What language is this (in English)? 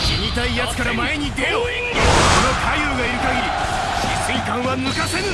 Japanese